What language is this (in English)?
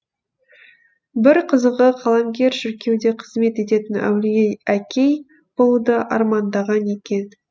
Kazakh